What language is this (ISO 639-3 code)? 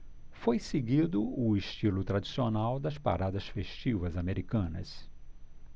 por